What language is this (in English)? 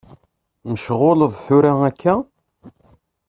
Kabyle